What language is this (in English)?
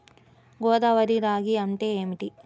Telugu